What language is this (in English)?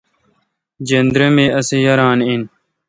Kalkoti